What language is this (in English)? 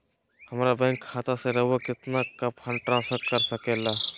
Magahi